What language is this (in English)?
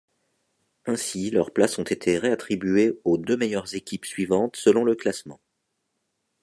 French